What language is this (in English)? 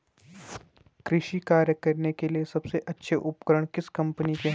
Hindi